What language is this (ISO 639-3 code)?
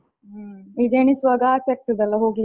kan